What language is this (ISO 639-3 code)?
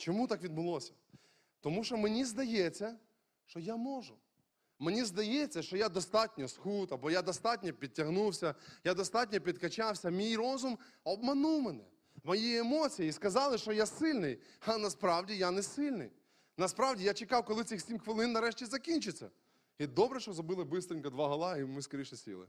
ukr